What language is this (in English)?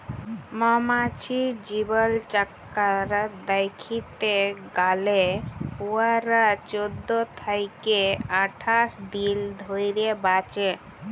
Bangla